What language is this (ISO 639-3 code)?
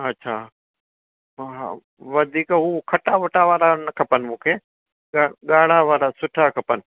snd